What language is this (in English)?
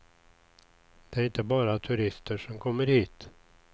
Swedish